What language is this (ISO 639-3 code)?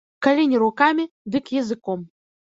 bel